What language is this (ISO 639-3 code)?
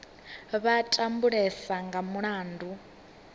ven